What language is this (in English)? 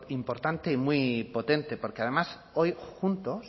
Spanish